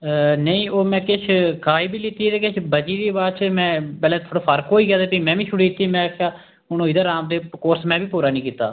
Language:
Dogri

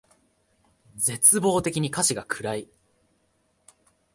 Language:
Japanese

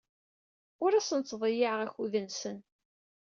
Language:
Kabyle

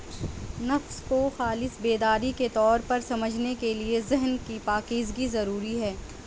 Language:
Urdu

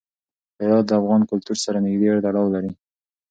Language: Pashto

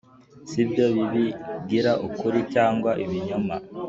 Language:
Kinyarwanda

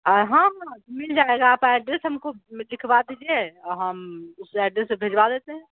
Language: Urdu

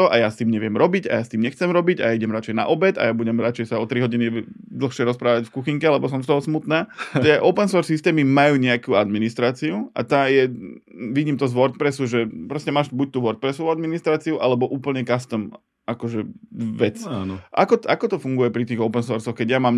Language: Slovak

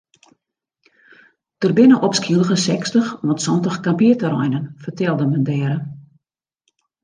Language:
Western Frisian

